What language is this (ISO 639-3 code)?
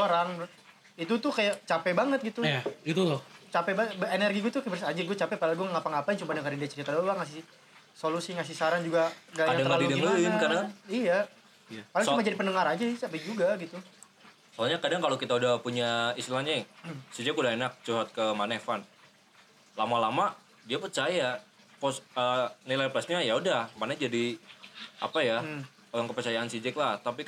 ind